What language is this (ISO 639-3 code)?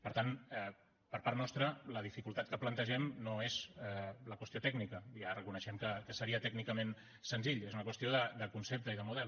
cat